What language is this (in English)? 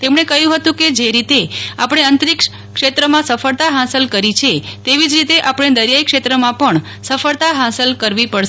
Gujarati